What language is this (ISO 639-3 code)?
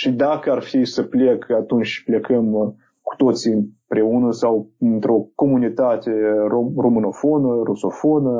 ron